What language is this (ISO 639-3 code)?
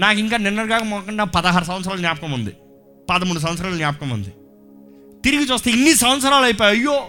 tel